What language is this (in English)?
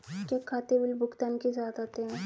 Hindi